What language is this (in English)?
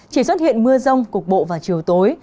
Vietnamese